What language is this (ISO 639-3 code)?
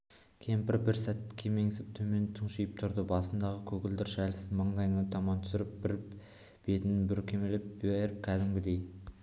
kaz